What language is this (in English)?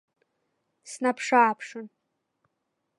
Abkhazian